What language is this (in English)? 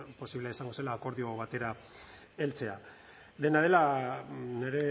Basque